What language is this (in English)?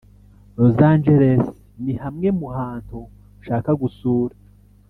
Kinyarwanda